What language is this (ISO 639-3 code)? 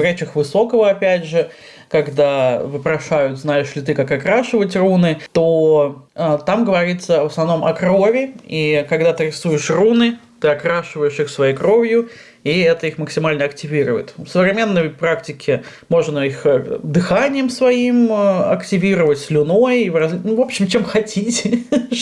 rus